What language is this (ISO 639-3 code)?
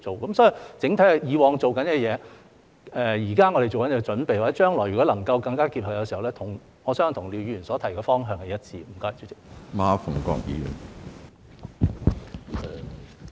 yue